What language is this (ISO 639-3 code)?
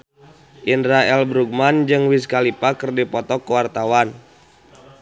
sun